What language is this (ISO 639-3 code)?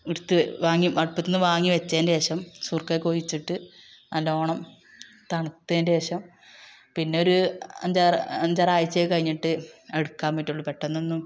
mal